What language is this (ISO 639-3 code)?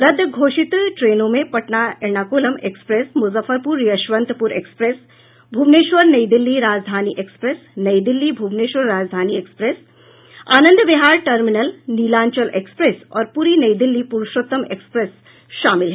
hin